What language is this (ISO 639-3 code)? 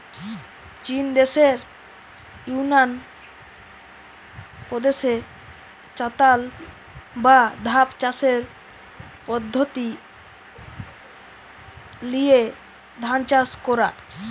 ben